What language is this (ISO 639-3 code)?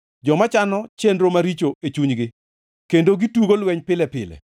luo